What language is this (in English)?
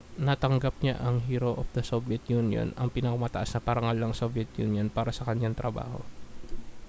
Filipino